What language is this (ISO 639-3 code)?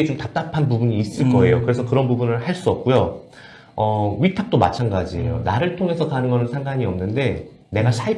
kor